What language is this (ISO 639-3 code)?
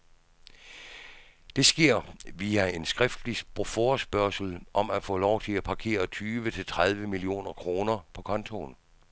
dan